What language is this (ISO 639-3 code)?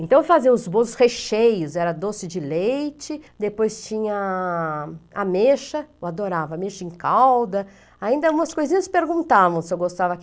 por